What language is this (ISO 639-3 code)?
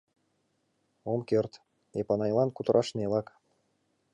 chm